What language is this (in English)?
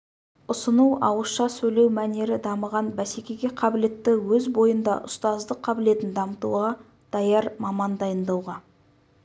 Kazakh